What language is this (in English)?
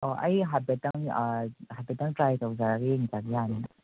Manipuri